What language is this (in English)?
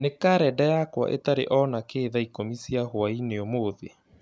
Kikuyu